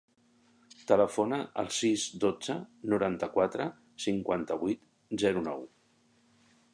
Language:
Catalan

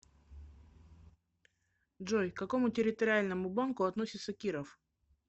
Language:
Russian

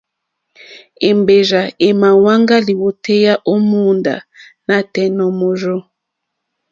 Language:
Mokpwe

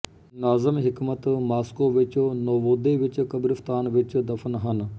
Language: Punjabi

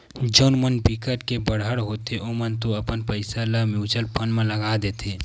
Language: Chhattisgarhi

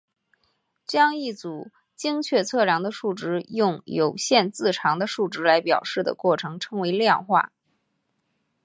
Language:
Chinese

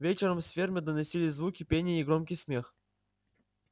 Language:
Russian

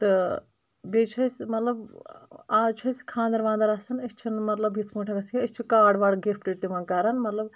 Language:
Kashmiri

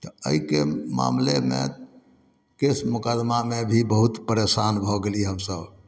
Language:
Maithili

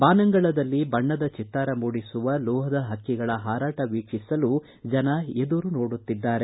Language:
Kannada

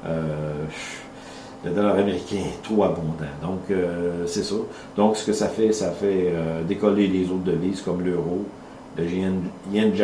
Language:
French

